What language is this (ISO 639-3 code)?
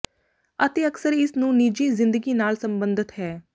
pan